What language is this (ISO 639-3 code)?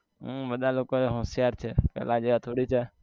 guj